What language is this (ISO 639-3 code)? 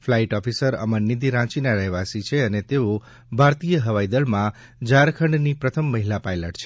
guj